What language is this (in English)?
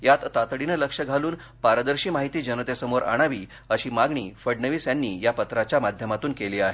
Marathi